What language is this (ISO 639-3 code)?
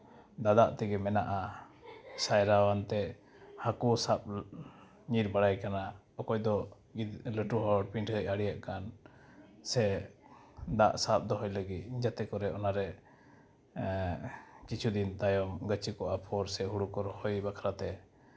sat